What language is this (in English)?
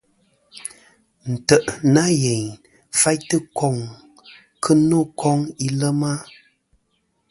Kom